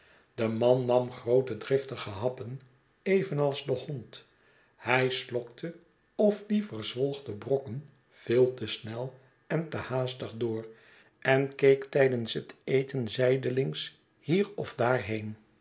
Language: Dutch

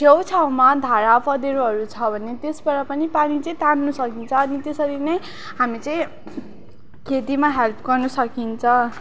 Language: Nepali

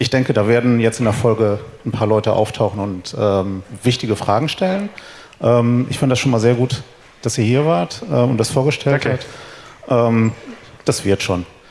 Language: German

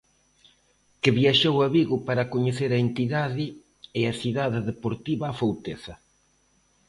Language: Galician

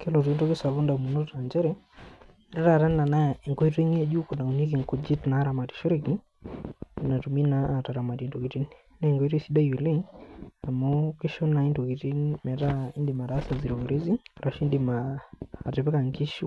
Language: Masai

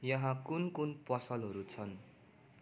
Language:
Nepali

